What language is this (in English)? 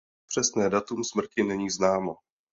Czech